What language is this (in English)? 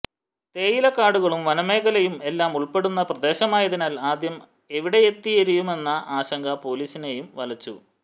Malayalam